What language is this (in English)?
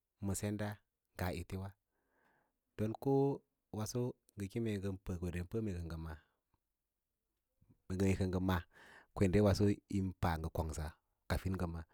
Lala-Roba